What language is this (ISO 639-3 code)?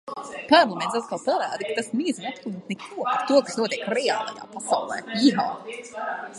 lav